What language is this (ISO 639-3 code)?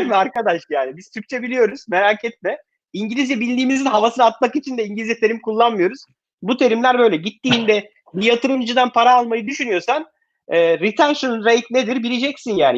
tur